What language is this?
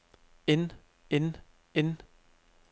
Danish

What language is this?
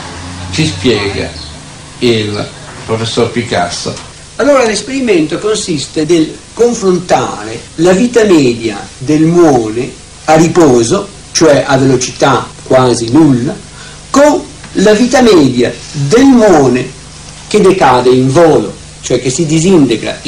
Italian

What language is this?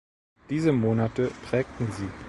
German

